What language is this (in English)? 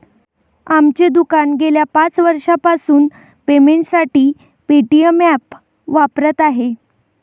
Marathi